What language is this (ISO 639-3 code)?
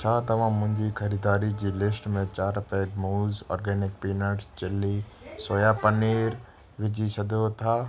snd